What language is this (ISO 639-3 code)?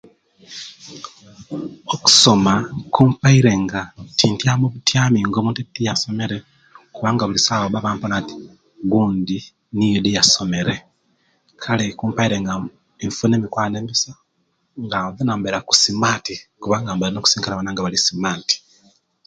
lke